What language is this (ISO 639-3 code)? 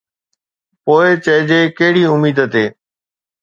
snd